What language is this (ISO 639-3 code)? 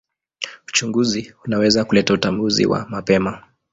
swa